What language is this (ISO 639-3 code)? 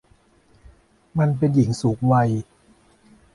tha